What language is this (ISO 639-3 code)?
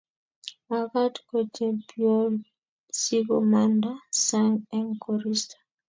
kln